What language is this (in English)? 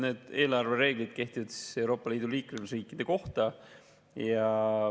Estonian